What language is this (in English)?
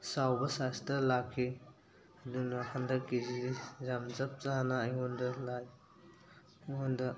Manipuri